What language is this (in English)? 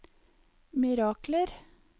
Norwegian